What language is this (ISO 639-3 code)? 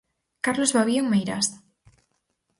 glg